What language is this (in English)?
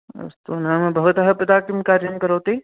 Sanskrit